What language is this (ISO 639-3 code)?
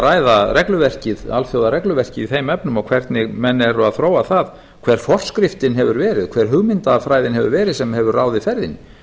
isl